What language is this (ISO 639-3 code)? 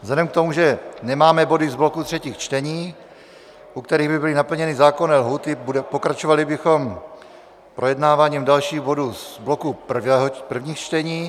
ces